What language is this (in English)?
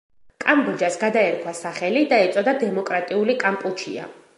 Georgian